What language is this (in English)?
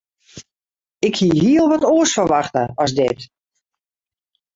Western Frisian